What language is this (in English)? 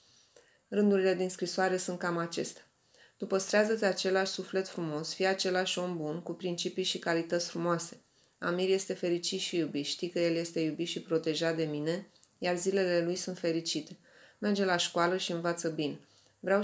Romanian